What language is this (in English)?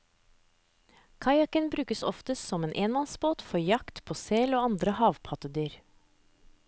Norwegian